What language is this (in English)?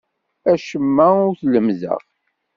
Kabyle